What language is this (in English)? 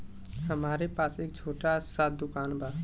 Bhojpuri